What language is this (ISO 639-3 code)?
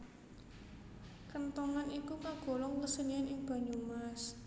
jav